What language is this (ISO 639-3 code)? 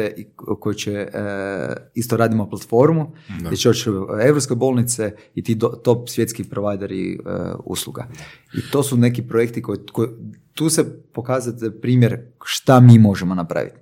hrv